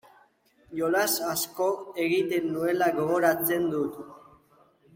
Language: Basque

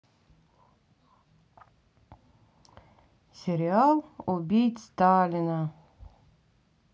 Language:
Russian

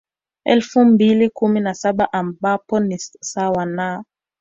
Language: Swahili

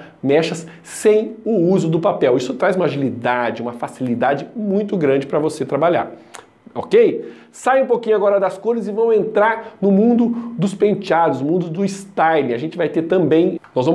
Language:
Portuguese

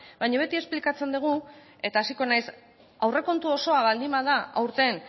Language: Basque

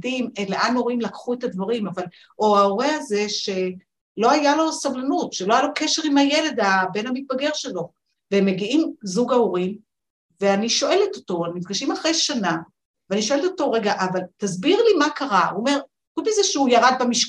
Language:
Hebrew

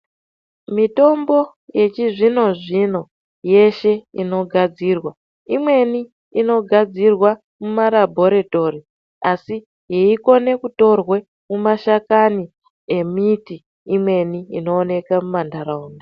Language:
Ndau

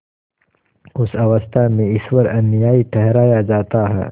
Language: Hindi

